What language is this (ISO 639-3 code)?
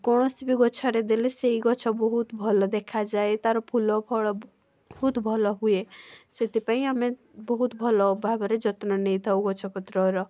ori